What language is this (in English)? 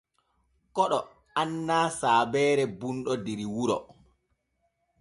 Borgu Fulfulde